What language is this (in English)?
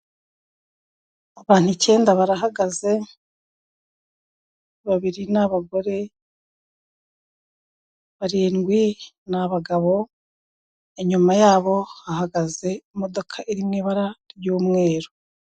Kinyarwanda